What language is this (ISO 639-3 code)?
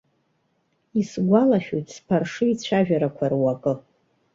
abk